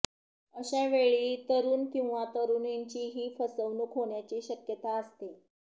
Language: Marathi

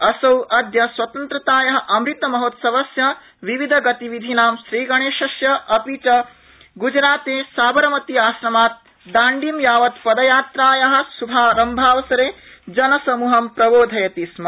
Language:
Sanskrit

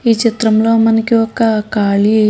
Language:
Telugu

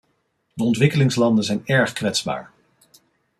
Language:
Dutch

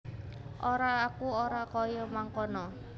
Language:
Javanese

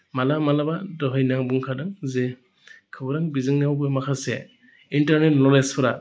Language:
Bodo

